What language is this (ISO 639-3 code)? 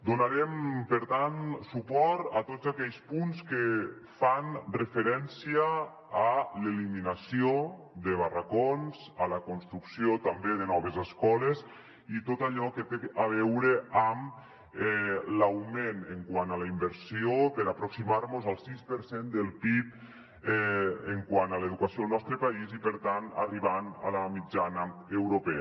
cat